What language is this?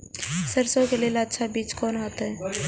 Maithili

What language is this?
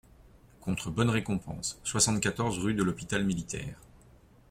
French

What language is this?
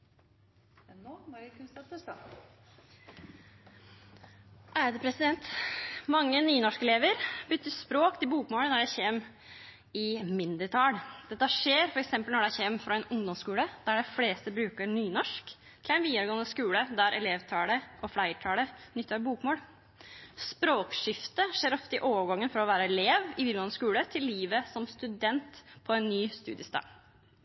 Norwegian Nynorsk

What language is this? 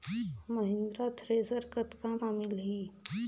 Chhattisgarhi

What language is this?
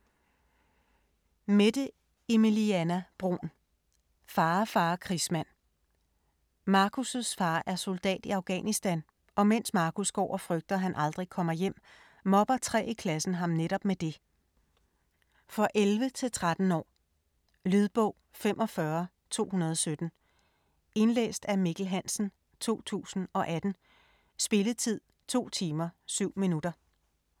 Danish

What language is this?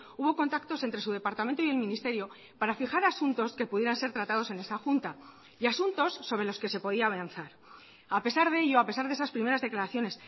Spanish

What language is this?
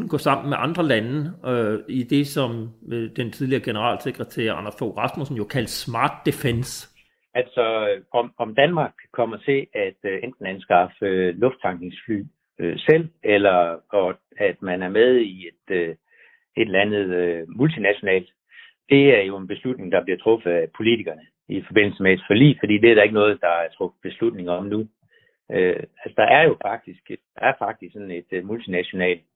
Danish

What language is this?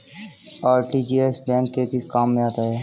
Hindi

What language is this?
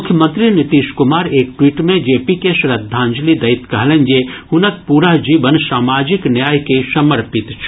Maithili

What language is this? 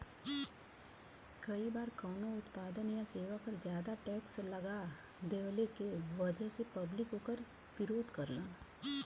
Bhojpuri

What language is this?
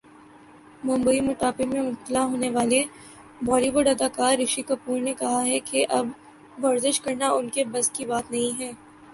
Urdu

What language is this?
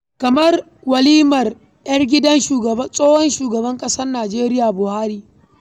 Hausa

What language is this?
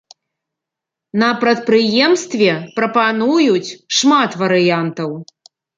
Belarusian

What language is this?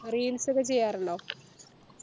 Malayalam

